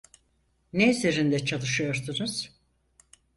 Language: Turkish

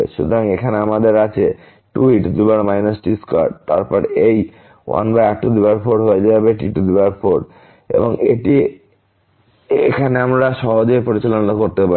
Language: Bangla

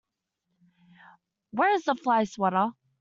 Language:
English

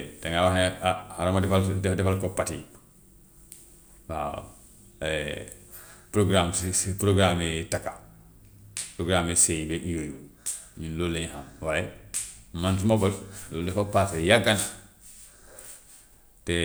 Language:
Gambian Wolof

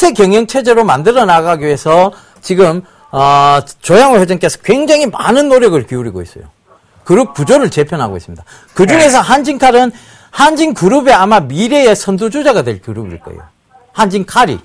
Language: Korean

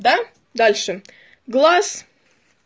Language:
Russian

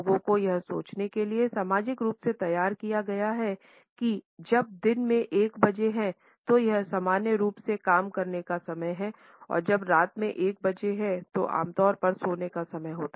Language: Hindi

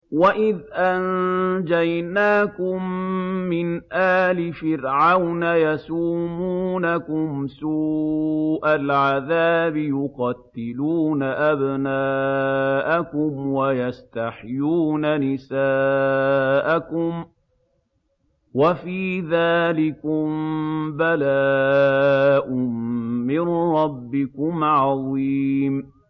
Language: Arabic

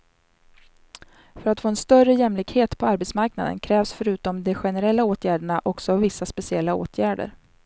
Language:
Swedish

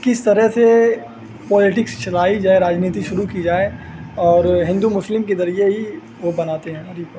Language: Urdu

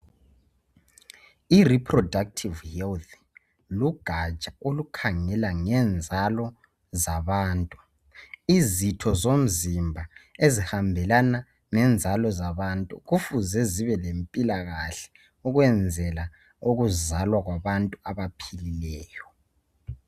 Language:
North Ndebele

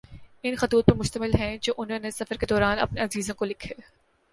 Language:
Urdu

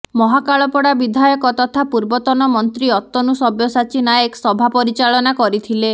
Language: Odia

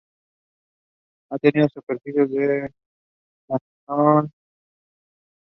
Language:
Spanish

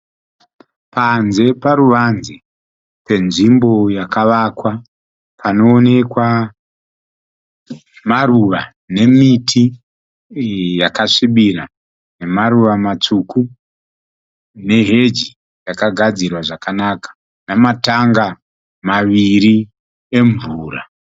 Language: Shona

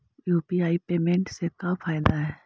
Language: Magahi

